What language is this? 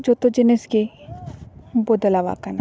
Santali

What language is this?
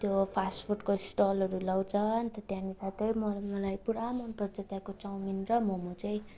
Nepali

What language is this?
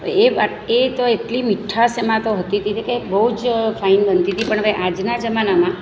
Gujarati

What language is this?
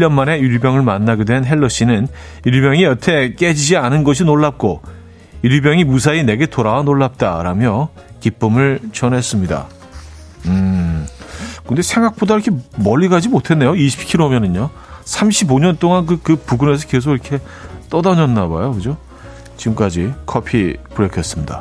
Korean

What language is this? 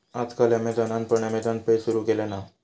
Marathi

